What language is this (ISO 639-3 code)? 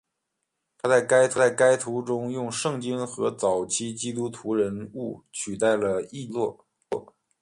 zho